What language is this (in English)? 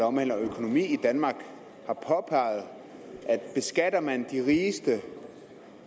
Danish